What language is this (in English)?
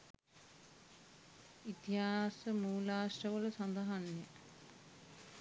Sinhala